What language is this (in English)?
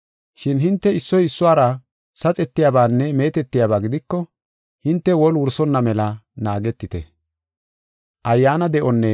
Gofa